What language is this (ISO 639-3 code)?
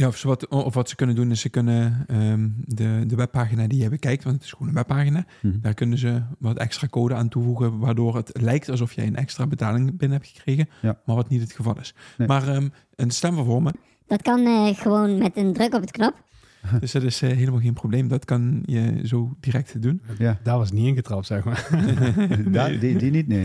nld